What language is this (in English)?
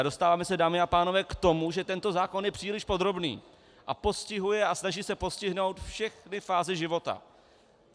Czech